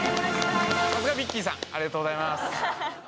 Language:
Japanese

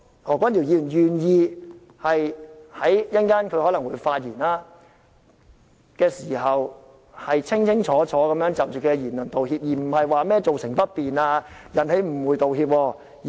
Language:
Cantonese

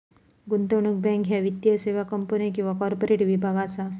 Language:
Marathi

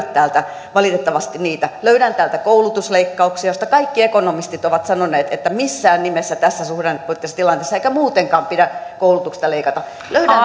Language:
Finnish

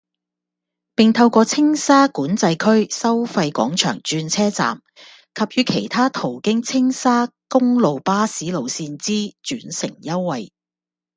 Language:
Cantonese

